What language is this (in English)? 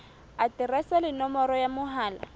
Southern Sotho